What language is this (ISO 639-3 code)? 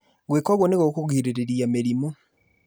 kik